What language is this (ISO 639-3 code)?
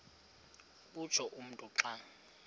xho